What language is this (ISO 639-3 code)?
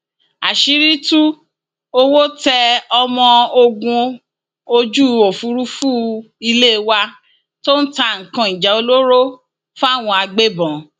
yor